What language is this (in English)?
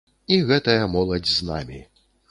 Belarusian